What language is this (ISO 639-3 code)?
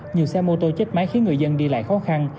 vie